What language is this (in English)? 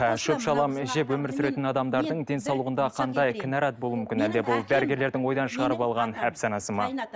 Kazakh